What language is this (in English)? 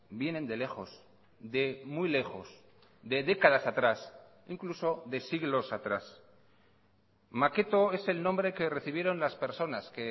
Spanish